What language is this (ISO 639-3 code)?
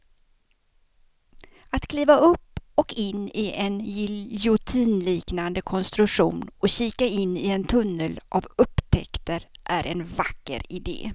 swe